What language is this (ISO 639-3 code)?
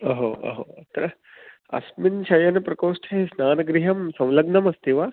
san